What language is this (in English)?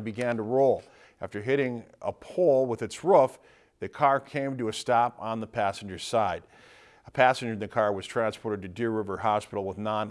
English